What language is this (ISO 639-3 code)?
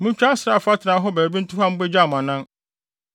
aka